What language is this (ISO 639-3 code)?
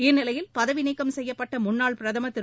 tam